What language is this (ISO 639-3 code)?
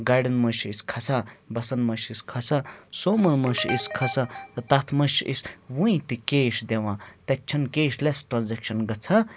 kas